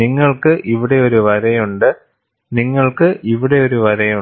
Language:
Malayalam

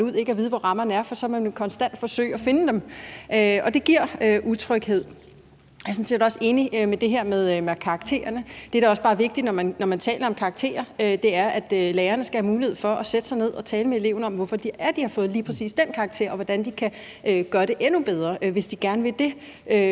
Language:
Danish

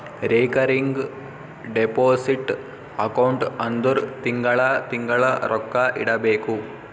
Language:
Kannada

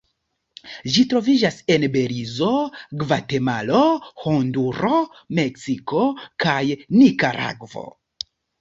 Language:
Esperanto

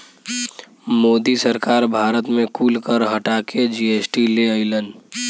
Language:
Bhojpuri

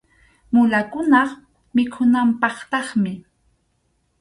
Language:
Arequipa-La Unión Quechua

